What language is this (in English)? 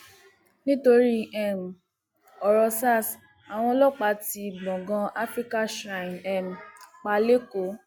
Yoruba